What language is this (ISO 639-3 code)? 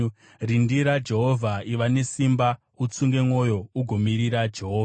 sna